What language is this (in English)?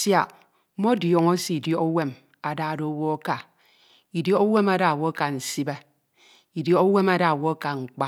Ito